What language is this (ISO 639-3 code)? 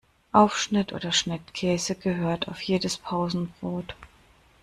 deu